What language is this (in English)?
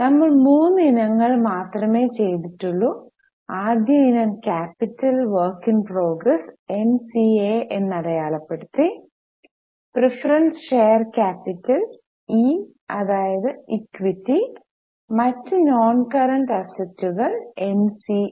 Malayalam